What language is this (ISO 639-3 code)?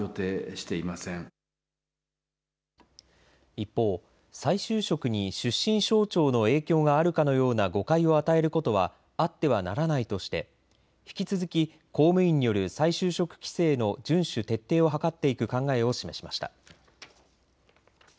jpn